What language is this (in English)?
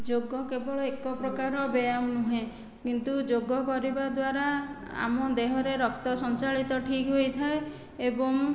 Odia